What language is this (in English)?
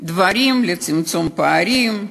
Hebrew